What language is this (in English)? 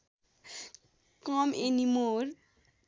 Nepali